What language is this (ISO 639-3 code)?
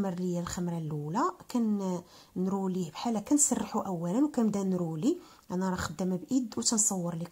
ara